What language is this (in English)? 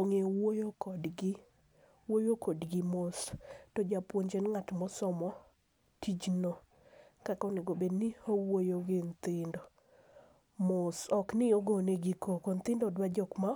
Luo (Kenya and Tanzania)